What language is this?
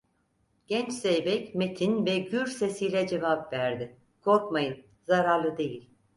Turkish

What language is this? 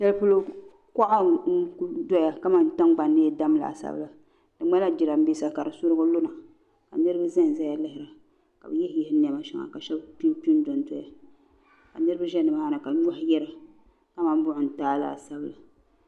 Dagbani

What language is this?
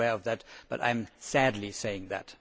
English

